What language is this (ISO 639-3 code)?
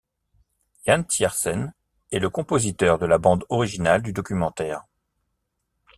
fra